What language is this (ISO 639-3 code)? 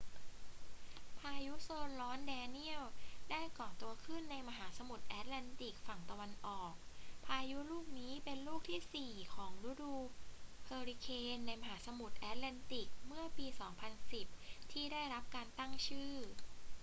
tha